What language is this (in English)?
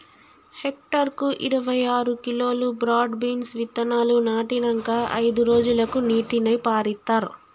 Telugu